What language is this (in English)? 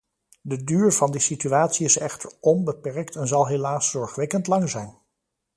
Dutch